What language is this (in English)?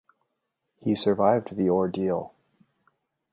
English